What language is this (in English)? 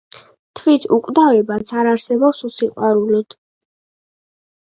Georgian